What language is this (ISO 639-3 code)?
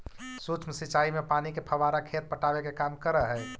mag